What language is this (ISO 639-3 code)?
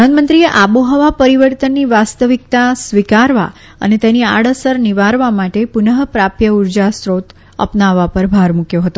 guj